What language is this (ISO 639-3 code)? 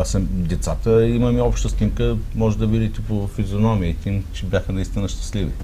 bul